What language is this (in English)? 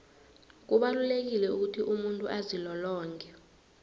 South Ndebele